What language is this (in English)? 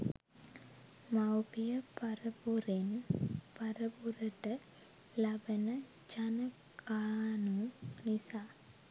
Sinhala